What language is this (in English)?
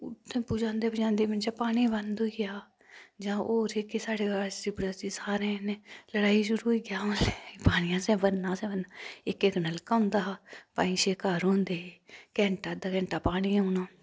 Dogri